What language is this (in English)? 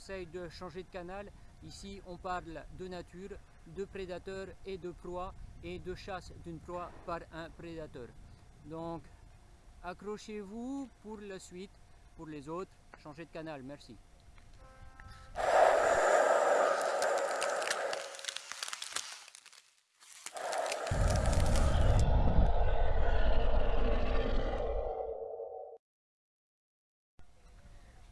French